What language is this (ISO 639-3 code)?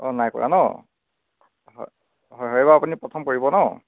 asm